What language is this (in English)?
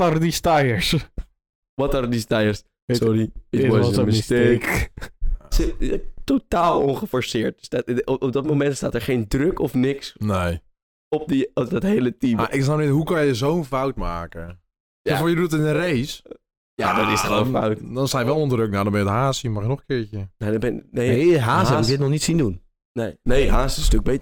Dutch